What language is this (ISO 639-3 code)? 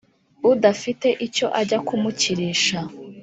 kin